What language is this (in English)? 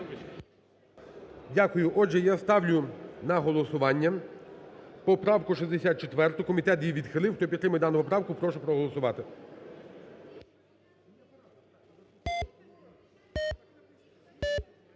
Ukrainian